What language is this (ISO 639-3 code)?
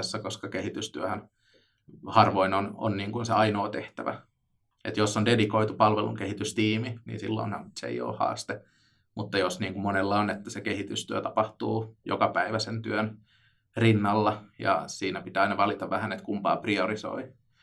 fin